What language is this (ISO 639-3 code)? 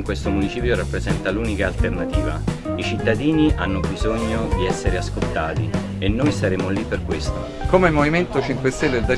ita